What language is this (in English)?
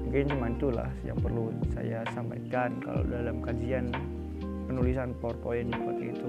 Indonesian